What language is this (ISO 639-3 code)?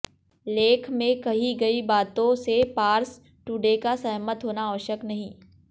hin